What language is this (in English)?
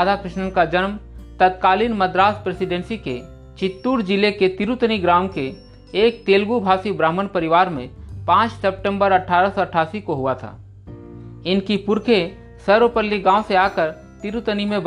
Hindi